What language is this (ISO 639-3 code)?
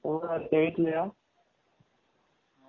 tam